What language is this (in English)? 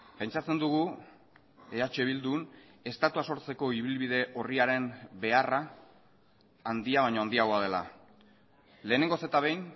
Basque